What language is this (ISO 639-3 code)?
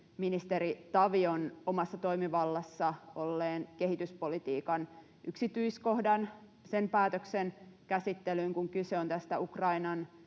fin